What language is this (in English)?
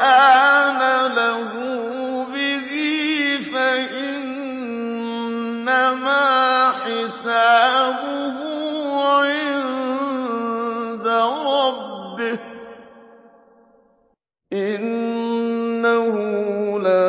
Arabic